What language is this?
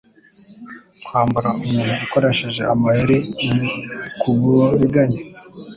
Kinyarwanda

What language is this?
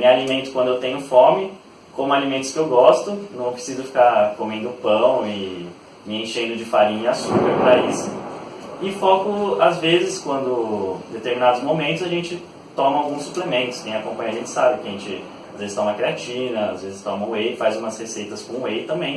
Portuguese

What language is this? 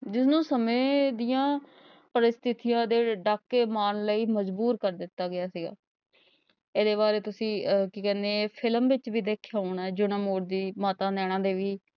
Punjabi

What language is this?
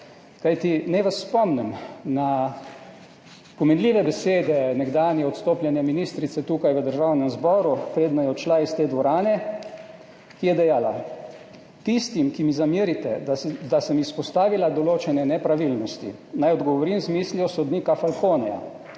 Slovenian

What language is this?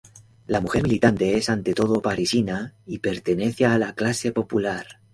Spanish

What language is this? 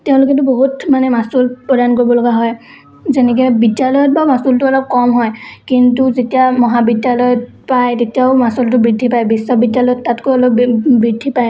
Assamese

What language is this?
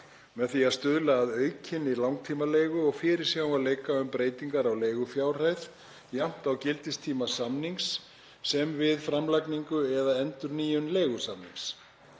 Icelandic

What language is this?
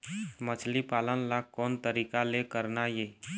Chhattisgarhi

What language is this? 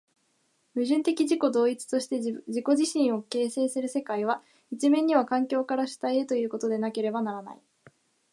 Japanese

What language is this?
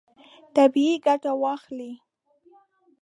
Pashto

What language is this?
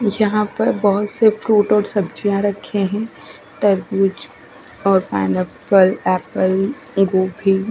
Hindi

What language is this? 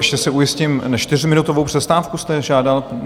Czech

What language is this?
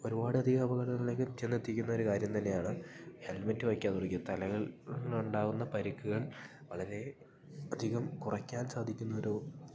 Malayalam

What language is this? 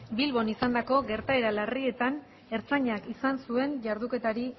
Basque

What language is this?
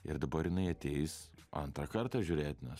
Lithuanian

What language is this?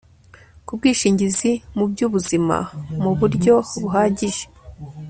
Kinyarwanda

